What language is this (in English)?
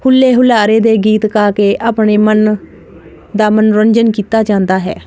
Punjabi